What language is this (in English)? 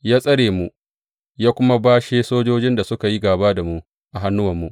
Hausa